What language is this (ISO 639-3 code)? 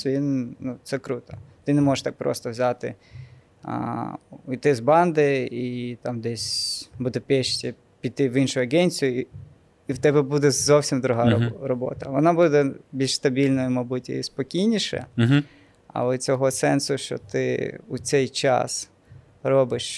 ukr